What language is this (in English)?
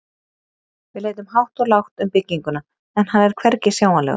Icelandic